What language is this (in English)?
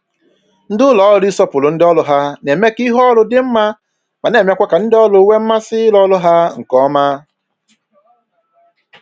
Igbo